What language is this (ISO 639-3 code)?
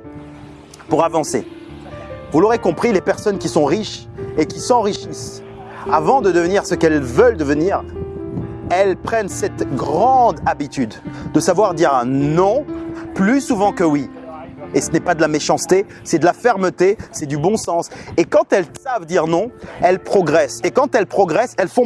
fra